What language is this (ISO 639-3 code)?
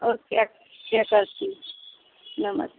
hin